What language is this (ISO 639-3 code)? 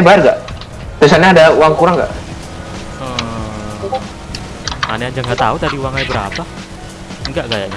ind